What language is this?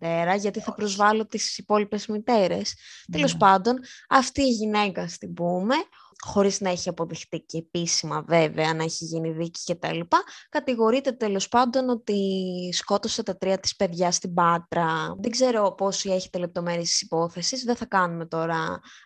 Greek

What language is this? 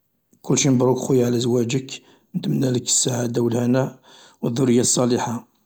Algerian Arabic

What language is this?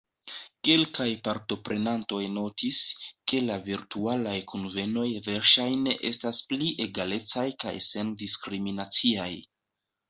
Esperanto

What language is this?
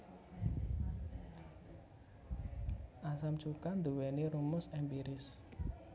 Javanese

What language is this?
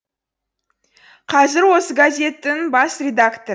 Kazakh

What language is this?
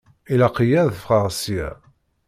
Kabyle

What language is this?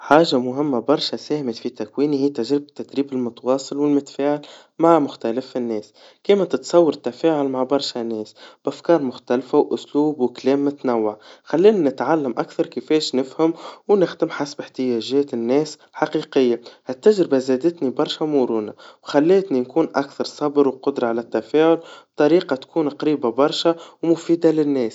Tunisian Arabic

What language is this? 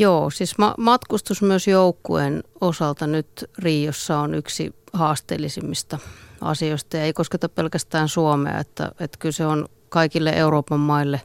Finnish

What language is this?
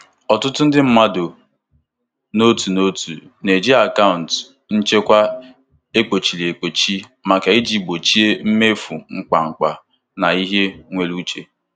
Igbo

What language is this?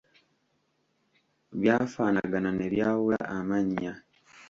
Ganda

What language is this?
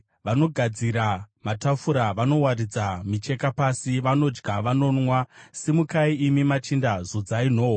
Shona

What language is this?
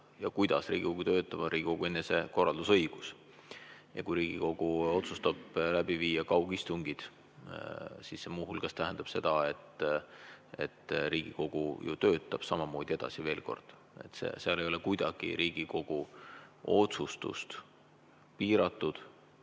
Estonian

